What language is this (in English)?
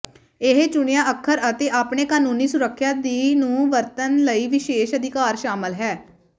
Punjabi